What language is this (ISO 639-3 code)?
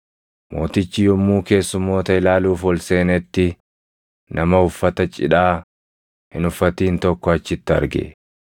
orm